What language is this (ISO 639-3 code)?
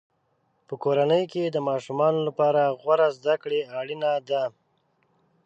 pus